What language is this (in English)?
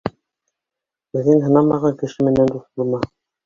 Bashkir